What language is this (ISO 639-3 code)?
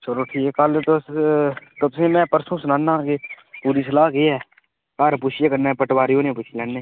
doi